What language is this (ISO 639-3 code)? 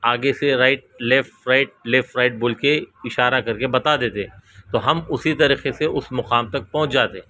urd